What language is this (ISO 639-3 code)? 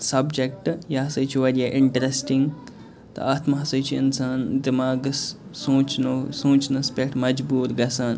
kas